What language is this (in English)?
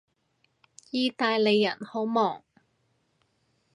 Cantonese